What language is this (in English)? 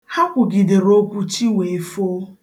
Igbo